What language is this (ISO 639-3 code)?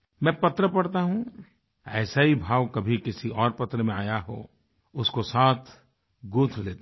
hin